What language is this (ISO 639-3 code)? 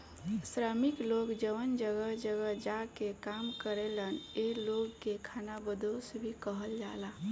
bho